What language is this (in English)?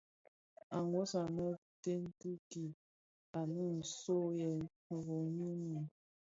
Bafia